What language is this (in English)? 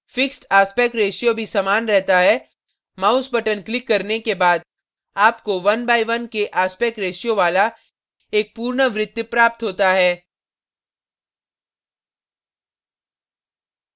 Hindi